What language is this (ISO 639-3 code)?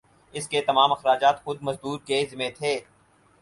urd